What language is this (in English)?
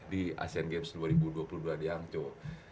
Indonesian